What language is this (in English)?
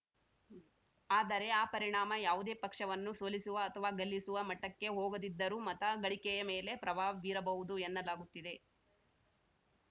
Kannada